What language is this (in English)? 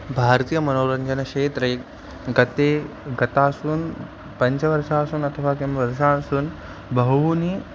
Sanskrit